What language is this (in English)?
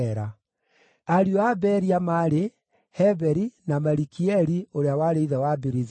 Kikuyu